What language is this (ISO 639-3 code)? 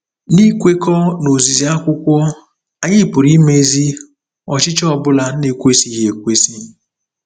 ibo